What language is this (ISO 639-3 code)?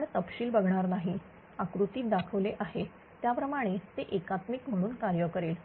mar